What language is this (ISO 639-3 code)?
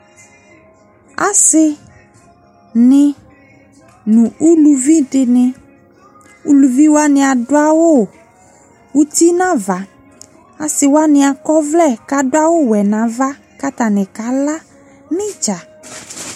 kpo